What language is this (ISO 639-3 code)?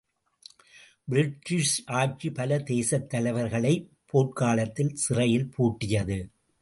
tam